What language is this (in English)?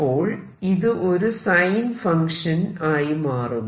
Malayalam